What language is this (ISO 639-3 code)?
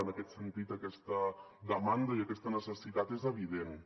cat